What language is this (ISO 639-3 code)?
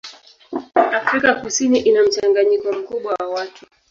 swa